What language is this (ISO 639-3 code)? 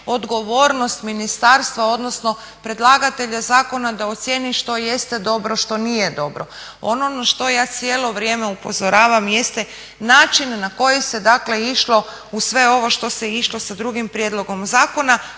hrv